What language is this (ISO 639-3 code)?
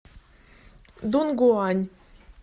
rus